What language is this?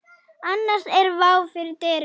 Icelandic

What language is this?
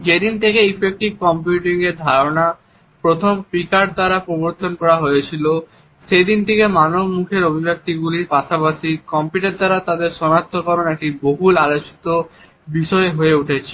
Bangla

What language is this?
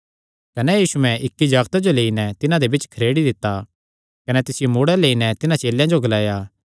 Kangri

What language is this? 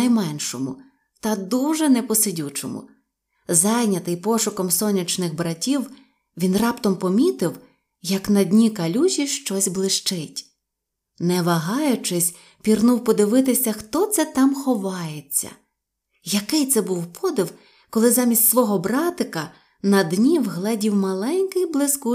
Ukrainian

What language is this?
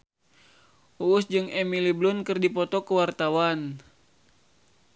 Sundanese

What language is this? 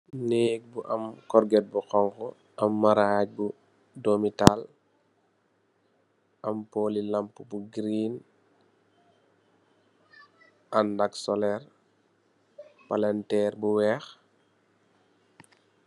Wolof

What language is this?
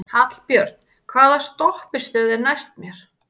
Icelandic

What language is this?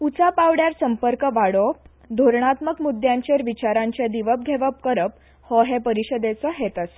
Konkani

